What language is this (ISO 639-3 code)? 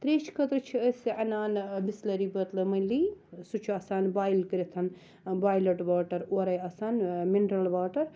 kas